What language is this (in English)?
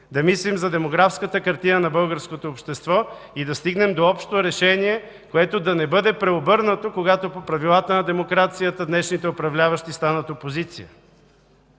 Bulgarian